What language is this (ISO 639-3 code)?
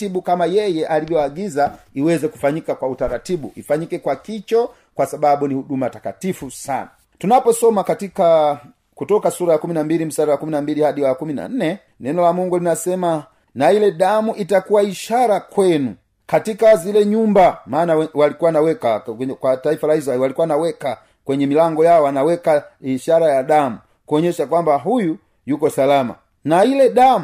swa